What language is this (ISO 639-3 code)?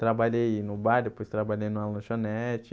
por